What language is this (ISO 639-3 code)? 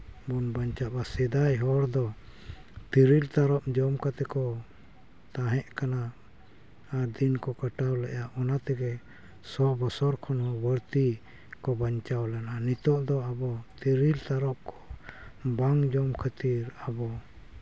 sat